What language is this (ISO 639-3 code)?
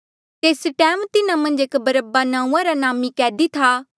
mjl